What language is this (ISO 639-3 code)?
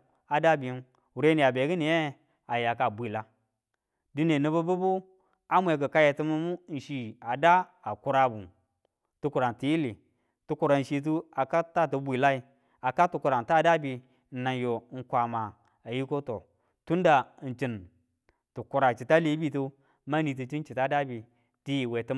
tul